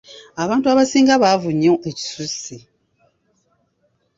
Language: Ganda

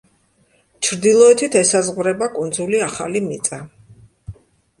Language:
Georgian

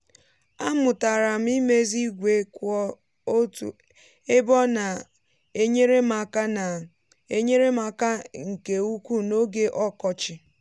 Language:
Igbo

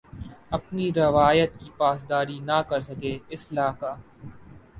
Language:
Urdu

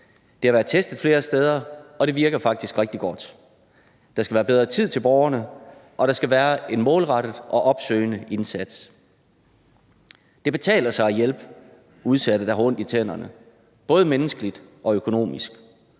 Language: Danish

